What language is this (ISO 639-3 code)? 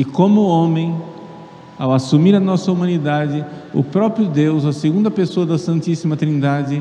por